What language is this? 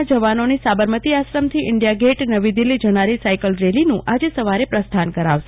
Gujarati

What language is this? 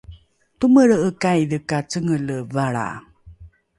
Rukai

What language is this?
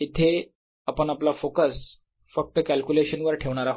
Marathi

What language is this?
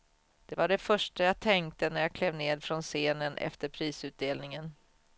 Swedish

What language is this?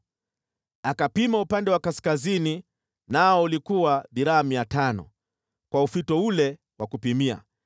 Swahili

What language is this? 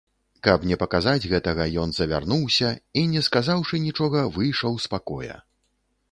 Belarusian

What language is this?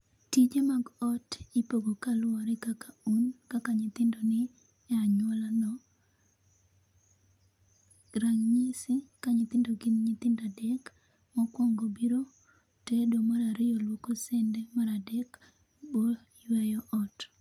Luo (Kenya and Tanzania)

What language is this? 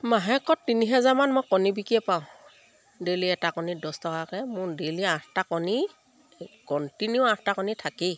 Assamese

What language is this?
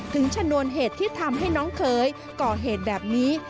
Thai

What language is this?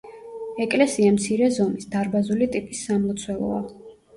Georgian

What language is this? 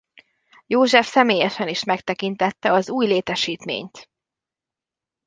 Hungarian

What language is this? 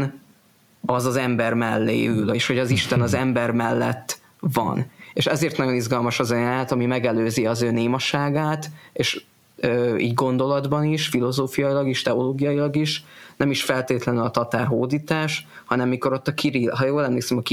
Hungarian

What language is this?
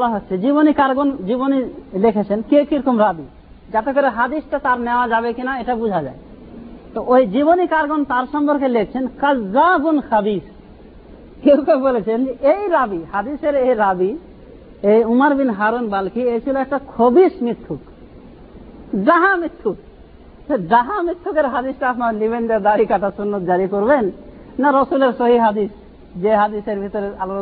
Bangla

